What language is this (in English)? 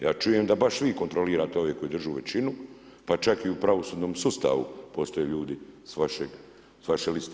Croatian